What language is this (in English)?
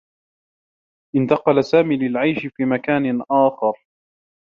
Arabic